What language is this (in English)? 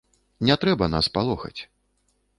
Belarusian